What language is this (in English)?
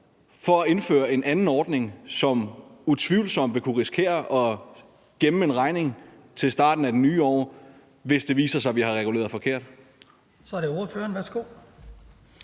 Danish